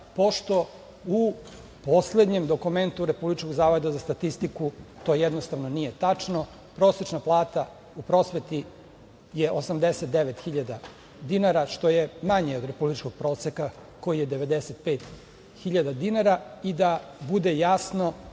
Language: Serbian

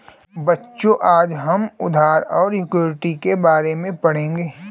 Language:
Hindi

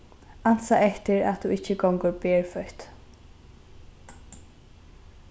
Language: Faroese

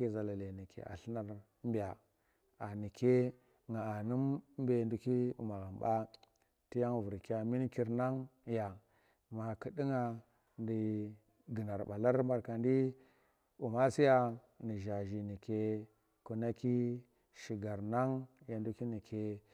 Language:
Tera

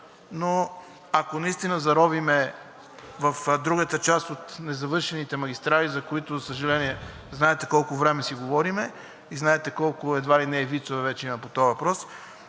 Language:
Bulgarian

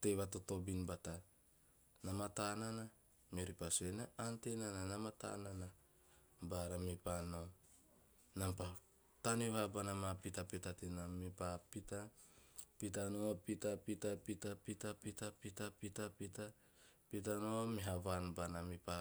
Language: Teop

